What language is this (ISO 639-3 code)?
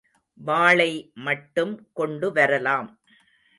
tam